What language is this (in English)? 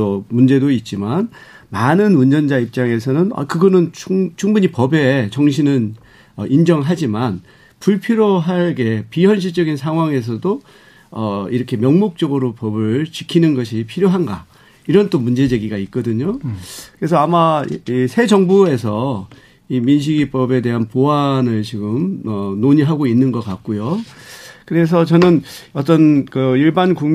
Korean